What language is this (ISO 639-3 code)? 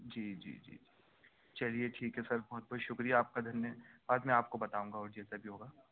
urd